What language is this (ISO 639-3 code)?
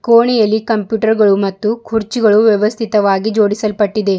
kan